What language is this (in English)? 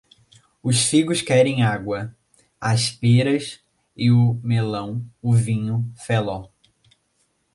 Portuguese